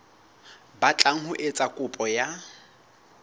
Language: Southern Sotho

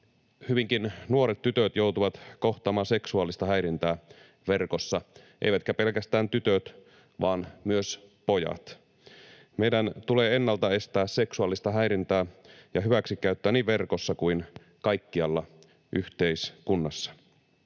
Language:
Finnish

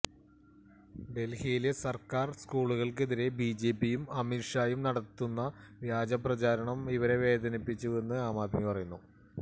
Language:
Malayalam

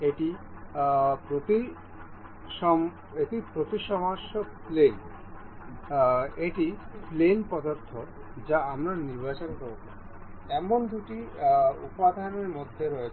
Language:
Bangla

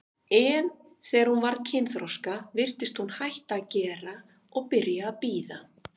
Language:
Icelandic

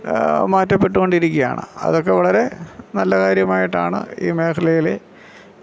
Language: Malayalam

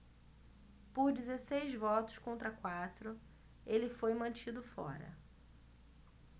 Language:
Portuguese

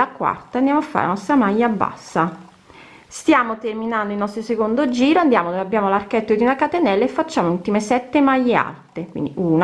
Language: Italian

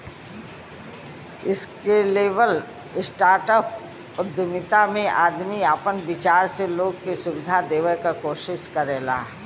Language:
Bhojpuri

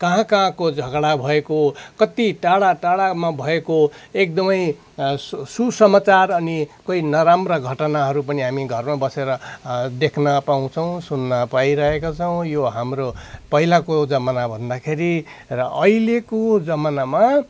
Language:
Nepali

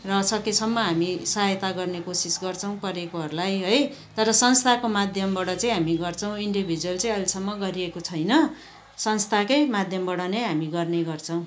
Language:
Nepali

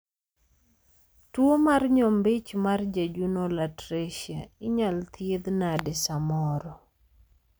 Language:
Luo (Kenya and Tanzania)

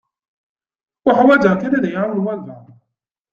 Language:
Kabyle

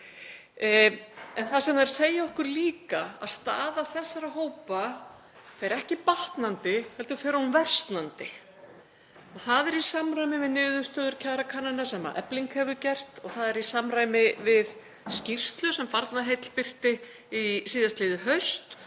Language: Icelandic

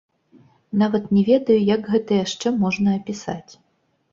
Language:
Belarusian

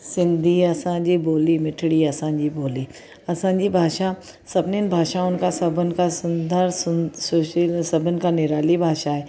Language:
Sindhi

